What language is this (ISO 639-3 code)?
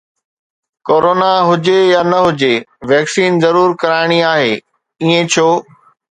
snd